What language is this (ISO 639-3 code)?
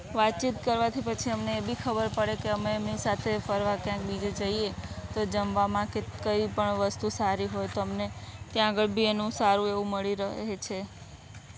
guj